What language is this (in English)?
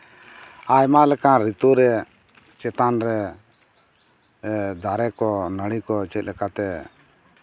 Santali